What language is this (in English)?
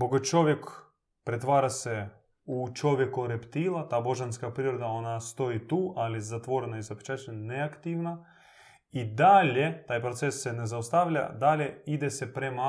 Croatian